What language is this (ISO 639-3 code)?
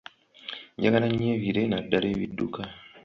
lug